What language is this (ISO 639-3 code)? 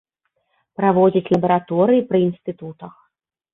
bel